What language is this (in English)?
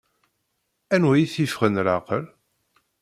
Kabyle